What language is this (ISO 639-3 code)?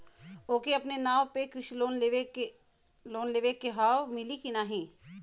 bho